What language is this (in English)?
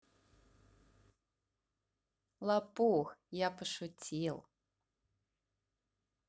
Russian